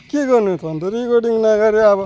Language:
Nepali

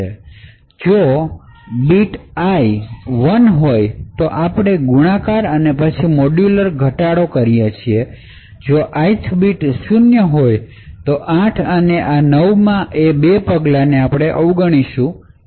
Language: Gujarati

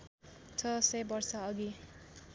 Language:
Nepali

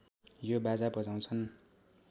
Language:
Nepali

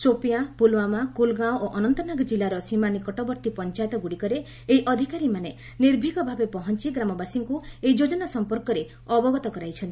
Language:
Odia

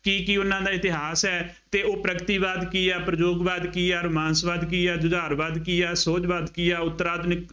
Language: Punjabi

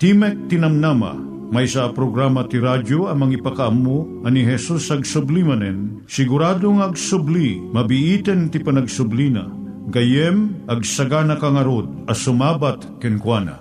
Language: Filipino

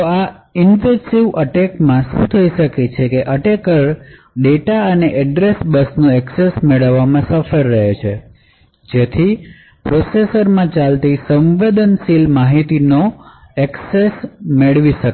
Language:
Gujarati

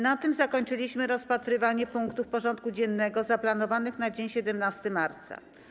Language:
Polish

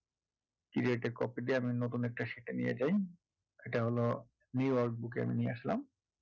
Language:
Bangla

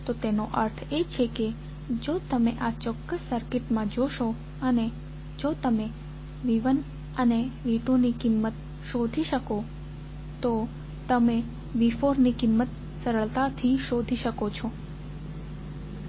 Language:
Gujarati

